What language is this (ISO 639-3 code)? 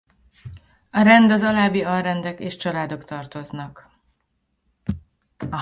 hun